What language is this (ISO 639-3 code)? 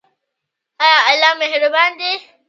pus